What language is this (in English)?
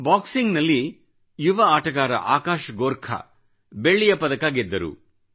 Kannada